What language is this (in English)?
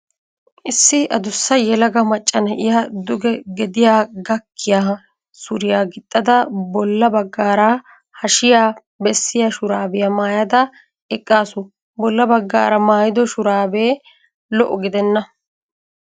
Wolaytta